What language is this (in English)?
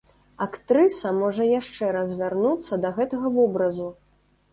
Belarusian